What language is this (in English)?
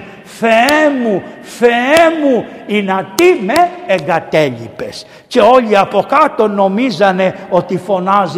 Greek